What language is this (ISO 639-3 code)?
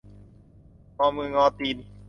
tha